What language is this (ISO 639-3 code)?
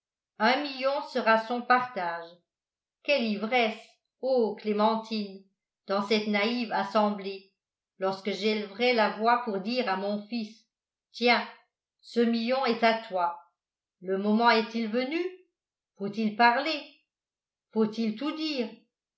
fra